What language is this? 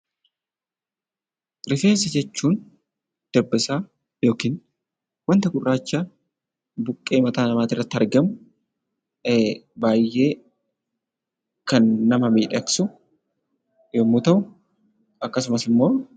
Oromo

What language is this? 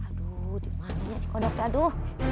Indonesian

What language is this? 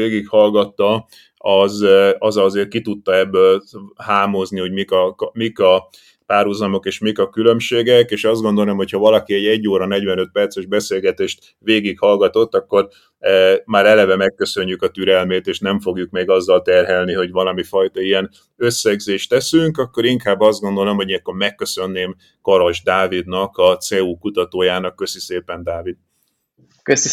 Hungarian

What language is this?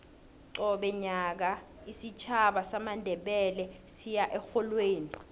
South Ndebele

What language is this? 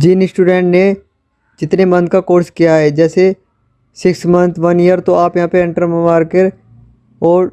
Hindi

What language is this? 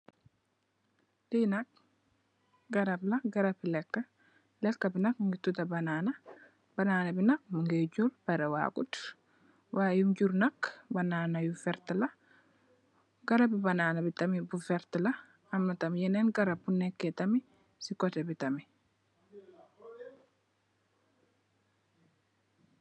Wolof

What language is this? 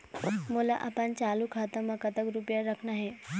Chhattisgarhi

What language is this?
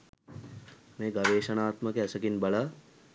Sinhala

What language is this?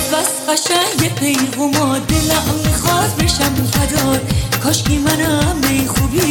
Persian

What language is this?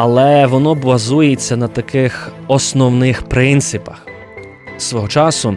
Ukrainian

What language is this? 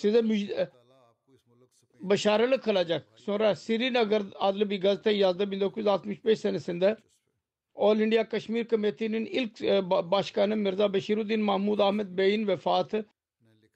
Turkish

